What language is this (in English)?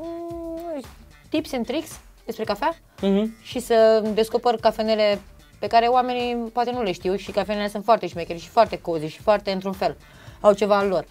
Romanian